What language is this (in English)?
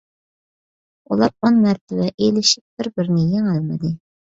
Uyghur